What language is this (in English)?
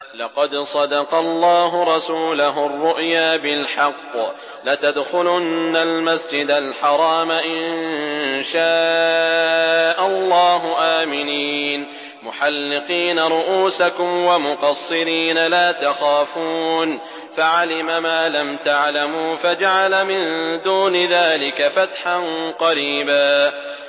Arabic